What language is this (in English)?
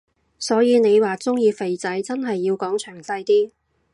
Cantonese